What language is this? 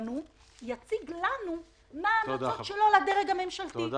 Hebrew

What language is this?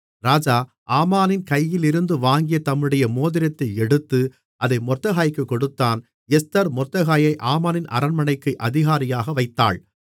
Tamil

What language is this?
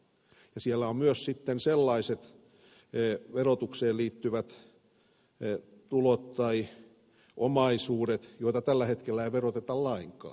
Finnish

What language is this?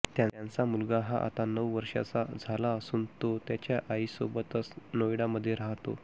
Marathi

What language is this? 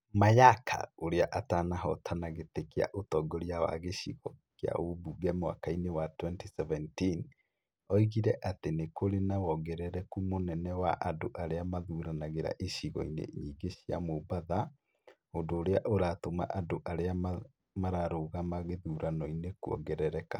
Kikuyu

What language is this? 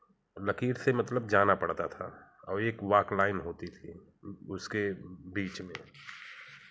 Hindi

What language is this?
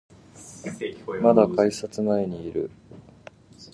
Japanese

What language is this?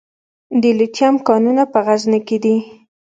Pashto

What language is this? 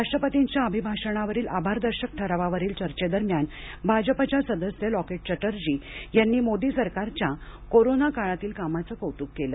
Marathi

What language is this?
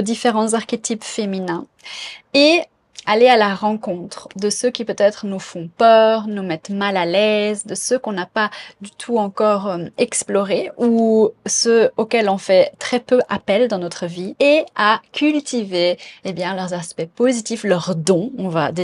French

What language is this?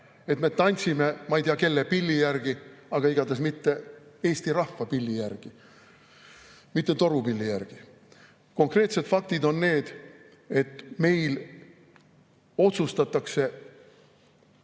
Estonian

